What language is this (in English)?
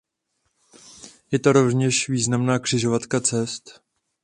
Czech